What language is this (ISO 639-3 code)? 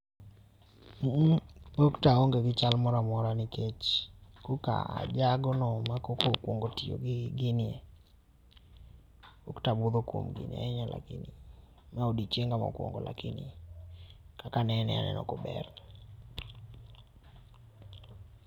luo